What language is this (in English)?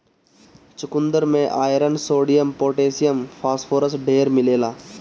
Bhojpuri